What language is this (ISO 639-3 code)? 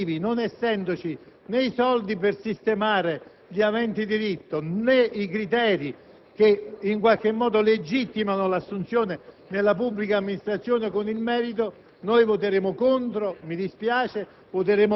ita